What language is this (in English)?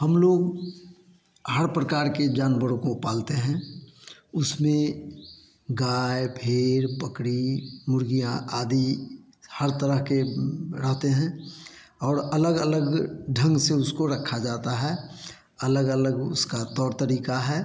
Hindi